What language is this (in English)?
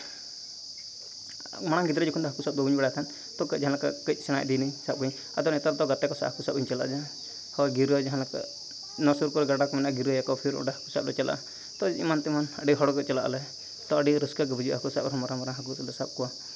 Santali